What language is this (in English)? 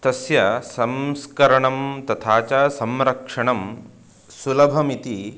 Sanskrit